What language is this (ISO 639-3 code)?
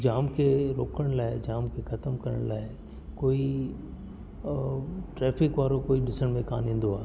snd